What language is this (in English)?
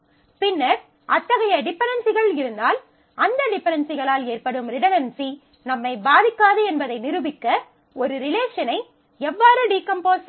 Tamil